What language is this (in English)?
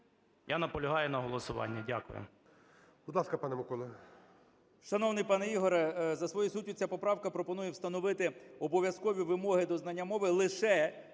Ukrainian